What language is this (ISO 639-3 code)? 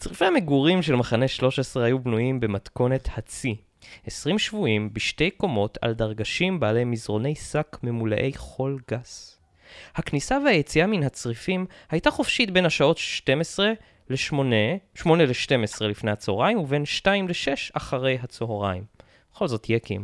heb